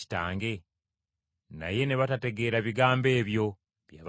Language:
Ganda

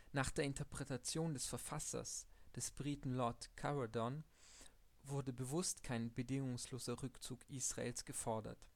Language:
German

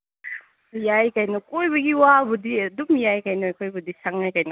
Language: Manipuri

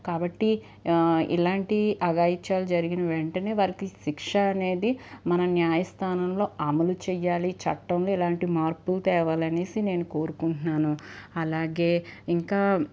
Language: Telugu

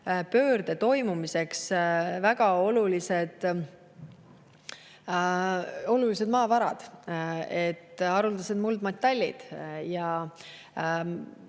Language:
Estonian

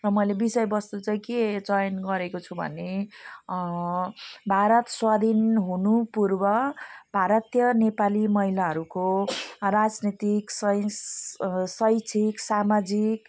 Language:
Nepali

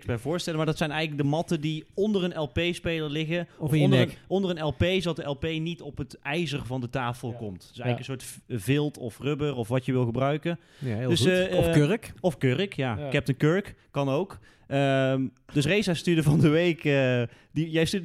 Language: Dutch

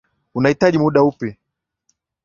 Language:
Swahili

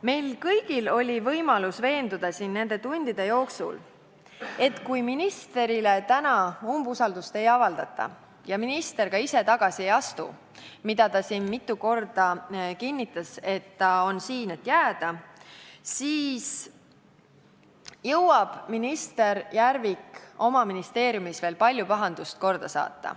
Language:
Estonian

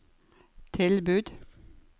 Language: Norwegian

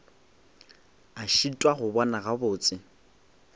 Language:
Northern Sotho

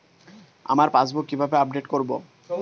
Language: Bangla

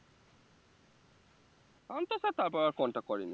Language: Bangla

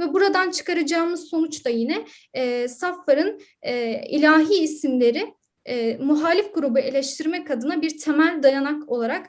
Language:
Turkish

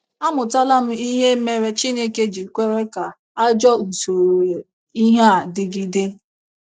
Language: Igbo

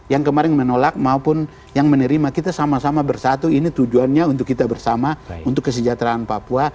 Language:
Indonesian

